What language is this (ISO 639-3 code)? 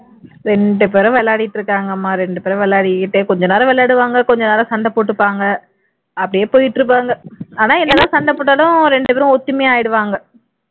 tam